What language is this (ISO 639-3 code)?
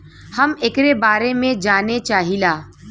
bho